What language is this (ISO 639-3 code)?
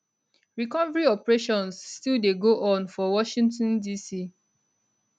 pcm